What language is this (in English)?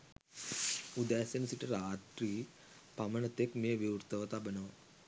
Sinhala